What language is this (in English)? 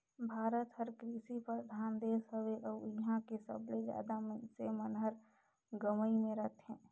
Chhattisgarhi